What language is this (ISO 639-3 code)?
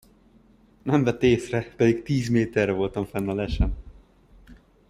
hun